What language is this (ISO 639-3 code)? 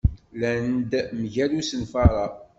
kab